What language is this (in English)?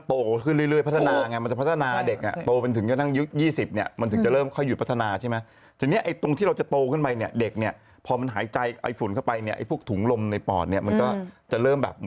Thai